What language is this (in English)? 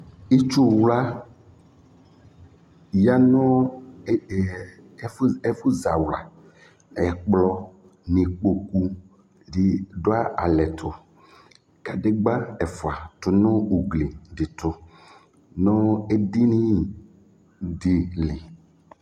Ikposo